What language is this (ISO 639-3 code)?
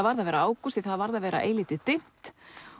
isl